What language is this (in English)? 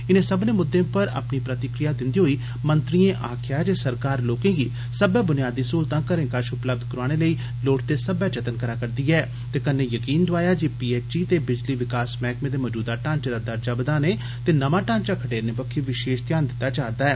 Dogri